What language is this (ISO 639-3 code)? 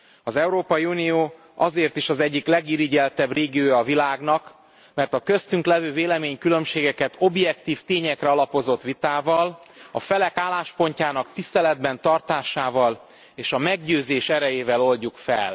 hun